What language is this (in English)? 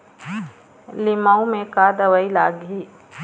Chhattisgarhi